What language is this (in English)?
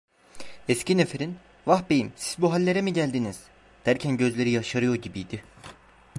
Turkish